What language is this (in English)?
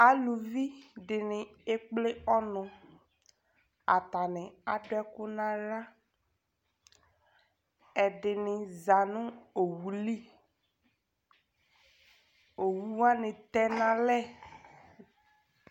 Ikposo